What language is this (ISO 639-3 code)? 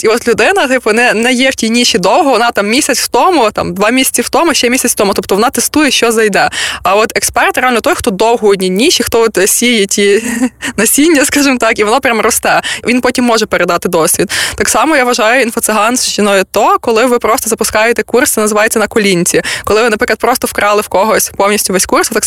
ukr